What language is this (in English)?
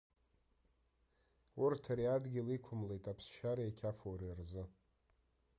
Abkhazian